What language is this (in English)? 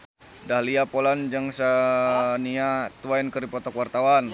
Sundanese